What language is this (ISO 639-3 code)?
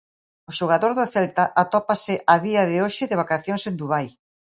glg